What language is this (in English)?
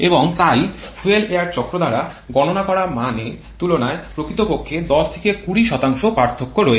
Bangla